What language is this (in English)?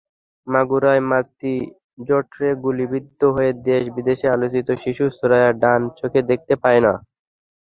Bangla